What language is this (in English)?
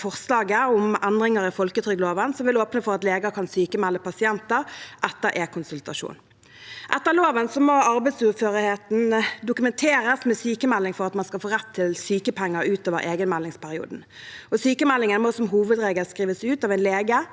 Norwegian